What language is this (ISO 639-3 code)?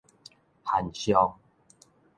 nan